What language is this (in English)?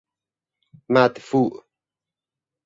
Persian